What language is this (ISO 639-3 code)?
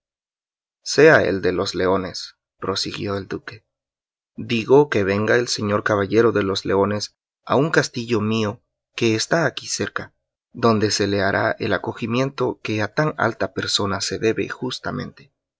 spa